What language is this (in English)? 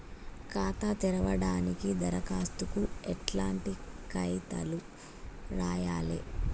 Telugu